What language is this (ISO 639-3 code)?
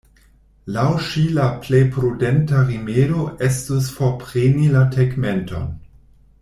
epo